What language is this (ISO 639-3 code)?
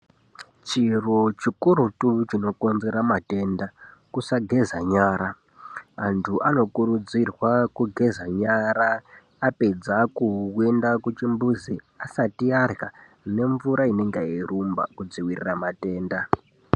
ndc